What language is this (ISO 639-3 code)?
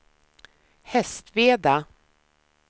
swe